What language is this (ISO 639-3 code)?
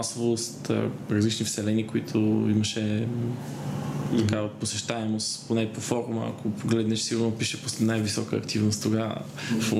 bul